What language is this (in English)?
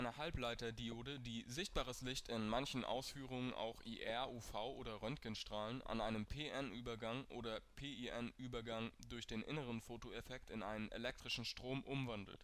German